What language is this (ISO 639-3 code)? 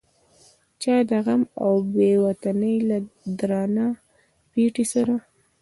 pus